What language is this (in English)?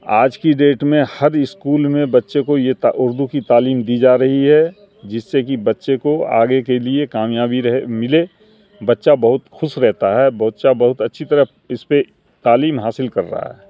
Urdu